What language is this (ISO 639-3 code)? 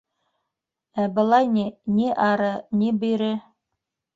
bak